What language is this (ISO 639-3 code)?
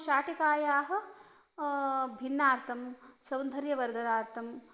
san